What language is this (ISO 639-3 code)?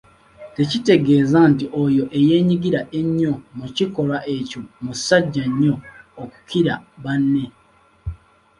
lug